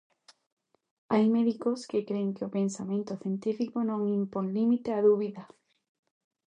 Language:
Galician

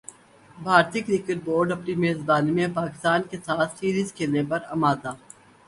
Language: Urdu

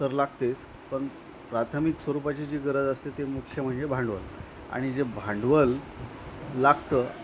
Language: Marathi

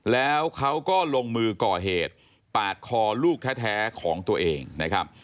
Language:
Thai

